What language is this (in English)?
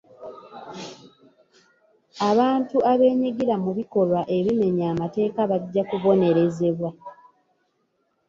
Ganda